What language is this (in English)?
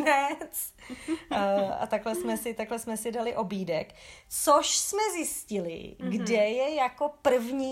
Czech